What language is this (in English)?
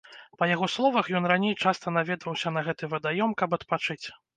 Belarusian